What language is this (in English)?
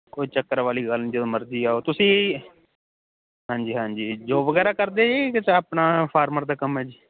Punjabi